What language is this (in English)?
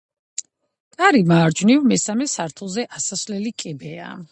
Georgian